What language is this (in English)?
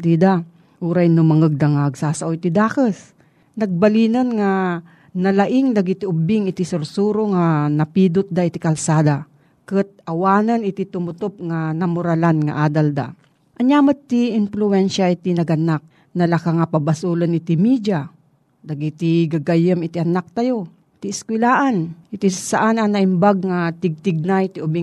Filipino